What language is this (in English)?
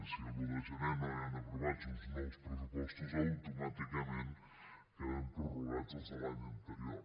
Catalan